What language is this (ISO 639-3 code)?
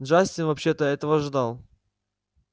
rus